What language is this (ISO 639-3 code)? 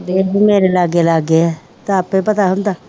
pan